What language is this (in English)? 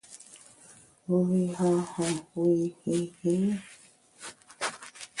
Bamun